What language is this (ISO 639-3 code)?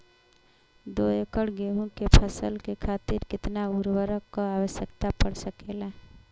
bho